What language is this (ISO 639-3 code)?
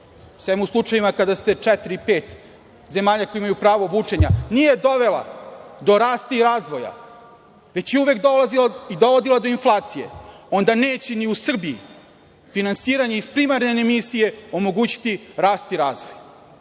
srp